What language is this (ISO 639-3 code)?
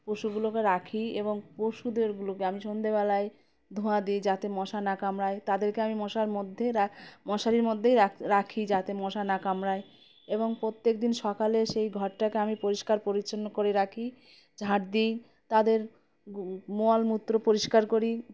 ben